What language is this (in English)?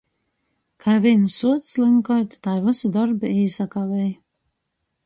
Latgalian